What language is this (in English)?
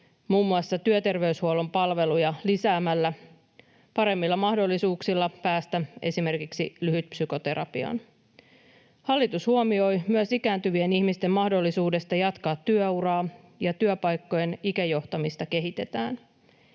Finnish